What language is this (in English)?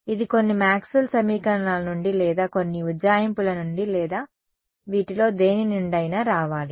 Telugu